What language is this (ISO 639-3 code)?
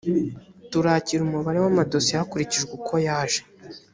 kin